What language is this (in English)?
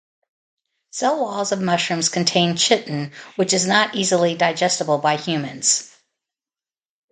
English